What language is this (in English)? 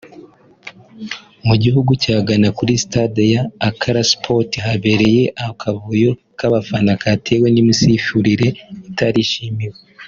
Kinyarwanda